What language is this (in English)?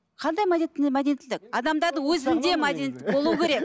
Kazakh